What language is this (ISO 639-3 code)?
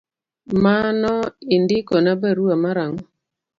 luo